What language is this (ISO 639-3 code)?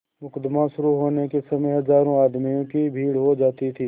hin